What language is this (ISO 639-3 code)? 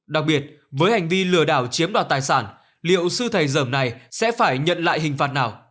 vie